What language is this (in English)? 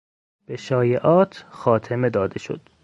Persian